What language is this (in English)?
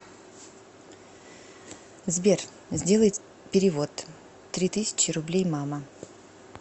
Russian